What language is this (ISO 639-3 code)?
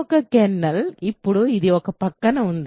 tel